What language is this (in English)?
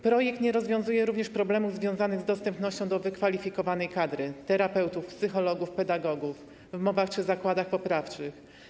Polish